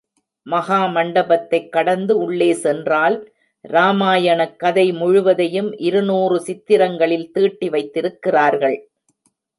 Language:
Tamil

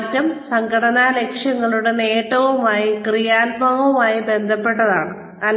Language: Malayalam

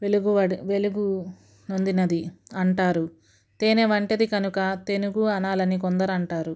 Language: Telugu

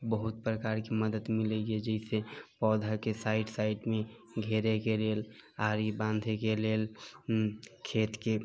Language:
Maithili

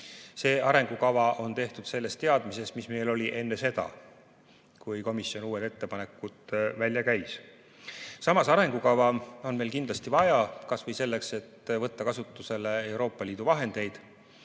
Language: Estonian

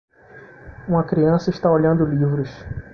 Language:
Portuguese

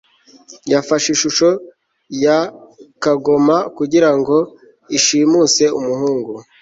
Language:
Kinyarwanda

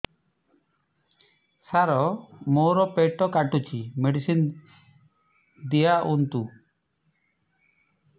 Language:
Odia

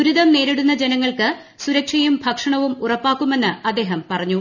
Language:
Malayalam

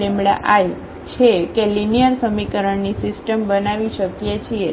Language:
Gujarati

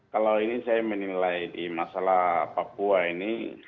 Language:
Indonesian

